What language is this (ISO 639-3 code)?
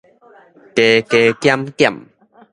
nan